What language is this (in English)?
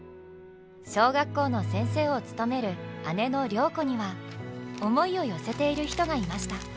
Japanese